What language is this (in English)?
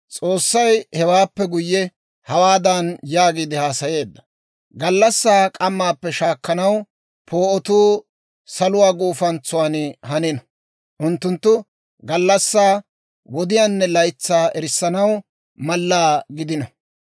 Dawro